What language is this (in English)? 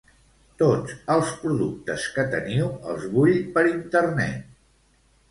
Catalan